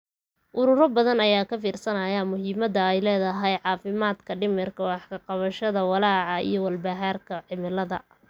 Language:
Somali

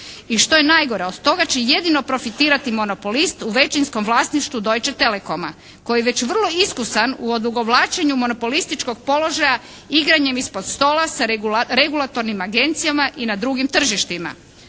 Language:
Croatian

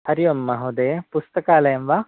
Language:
Sanskrit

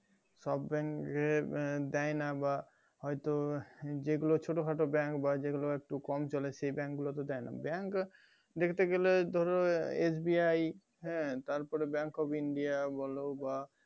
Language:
Bangla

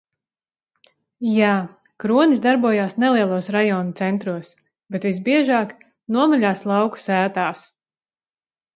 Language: Latvian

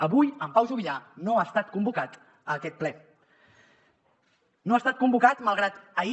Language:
Catalan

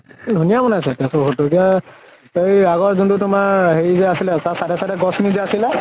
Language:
Assamese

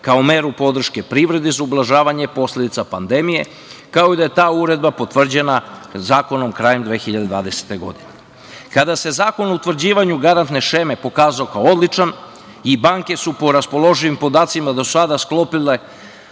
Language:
Serbian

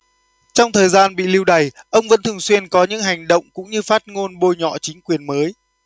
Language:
Vietnamese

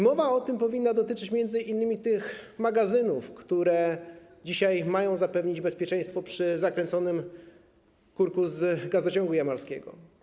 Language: Polish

